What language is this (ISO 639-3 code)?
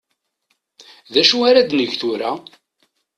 kab